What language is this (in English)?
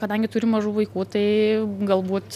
Lithuanian